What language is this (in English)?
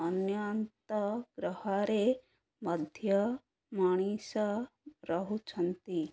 Odia